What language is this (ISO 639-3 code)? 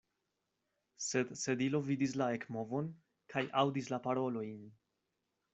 epo